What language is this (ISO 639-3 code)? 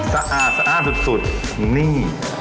tha